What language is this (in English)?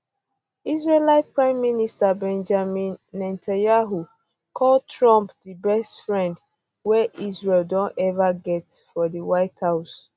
Nigerian Pidgin